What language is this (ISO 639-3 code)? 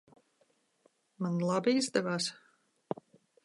lav